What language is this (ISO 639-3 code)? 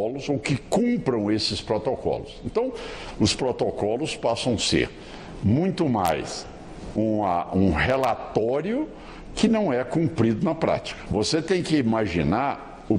por